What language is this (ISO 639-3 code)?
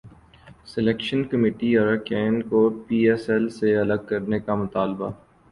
urd